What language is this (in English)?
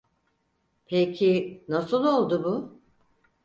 Turkish